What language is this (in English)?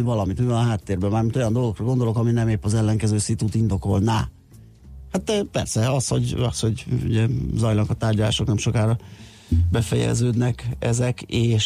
Hungarian